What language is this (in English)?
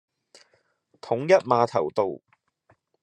Cantonese